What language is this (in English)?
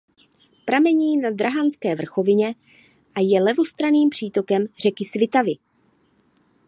Czech